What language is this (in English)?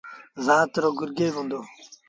Sindhi Bhil